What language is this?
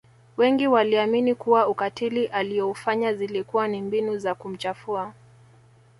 Swahili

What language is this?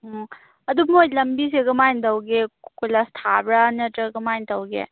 Manipuri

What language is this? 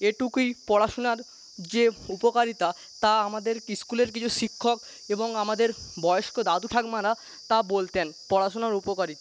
Bangla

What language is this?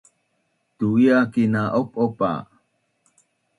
Bunun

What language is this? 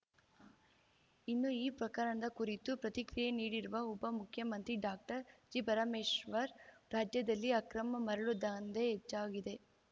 Kannada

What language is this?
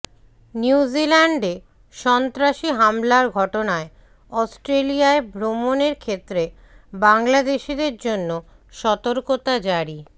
Bangla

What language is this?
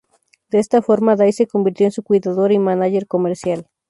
Spanish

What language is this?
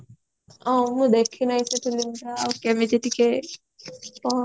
Odia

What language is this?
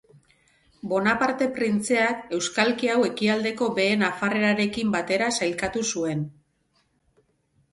Basque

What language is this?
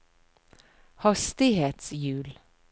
Norwegian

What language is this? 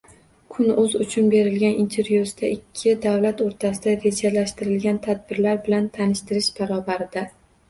Uzbek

